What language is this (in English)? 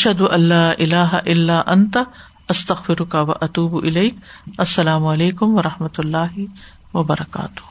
Urdu